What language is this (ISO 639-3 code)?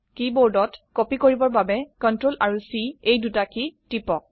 asm